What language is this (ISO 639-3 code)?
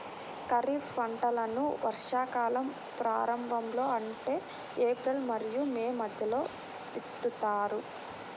tel